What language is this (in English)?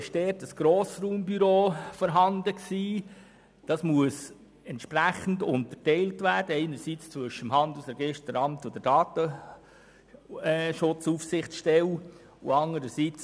Swiss German